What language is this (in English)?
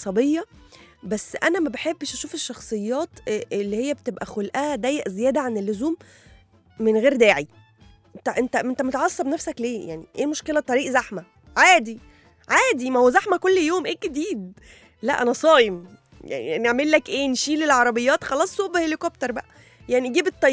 Arabic